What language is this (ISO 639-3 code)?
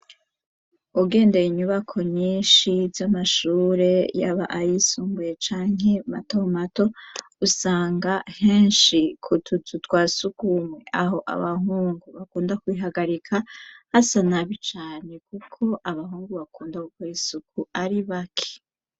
run